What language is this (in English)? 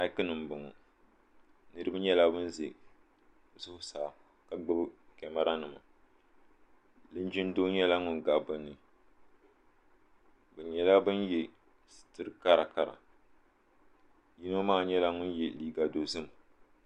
Dagbani